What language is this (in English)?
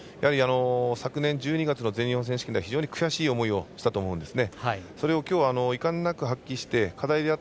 Japanese